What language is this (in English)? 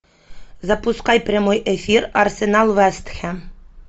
Russian